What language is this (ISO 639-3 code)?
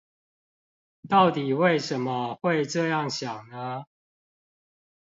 zho